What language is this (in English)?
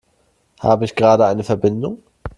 German